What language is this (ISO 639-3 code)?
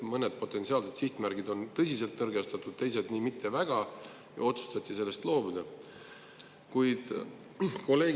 est